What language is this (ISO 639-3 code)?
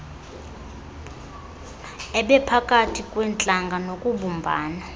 xho